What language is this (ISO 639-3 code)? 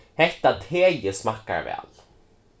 fao